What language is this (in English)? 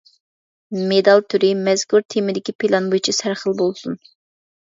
Uyghur